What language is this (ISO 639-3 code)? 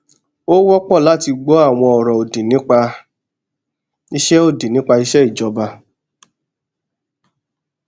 yor